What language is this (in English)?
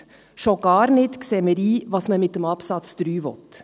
Swiss German